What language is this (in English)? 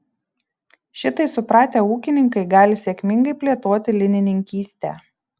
Lithuanian